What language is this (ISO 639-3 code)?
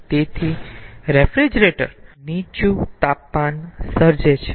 guj